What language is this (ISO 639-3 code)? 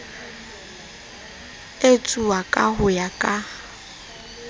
sot